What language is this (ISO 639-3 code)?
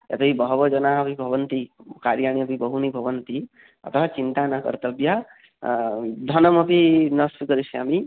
san